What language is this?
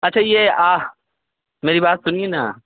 Urdu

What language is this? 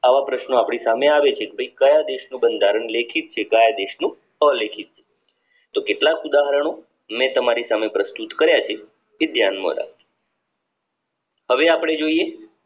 Gujarati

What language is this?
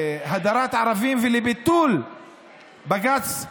Hebrew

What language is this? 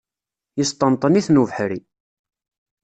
Kabyle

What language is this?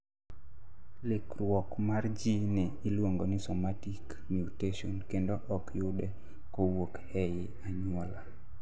Luo (Kenya and Tanzania)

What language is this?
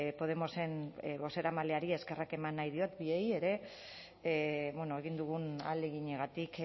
Basque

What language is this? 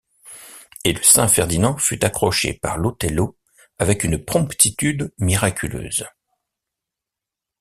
French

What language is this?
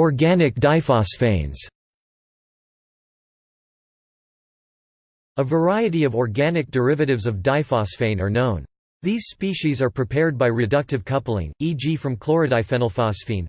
English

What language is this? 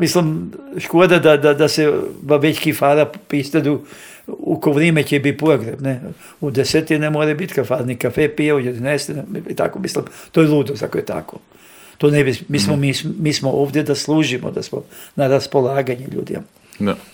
Croatian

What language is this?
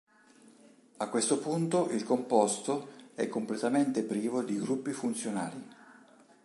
Italian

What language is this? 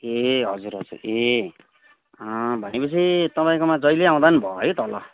Nepali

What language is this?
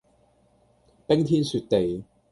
Cantonese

